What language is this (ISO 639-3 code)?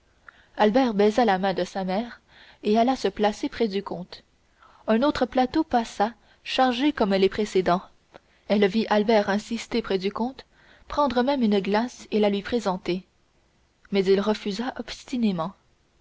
fra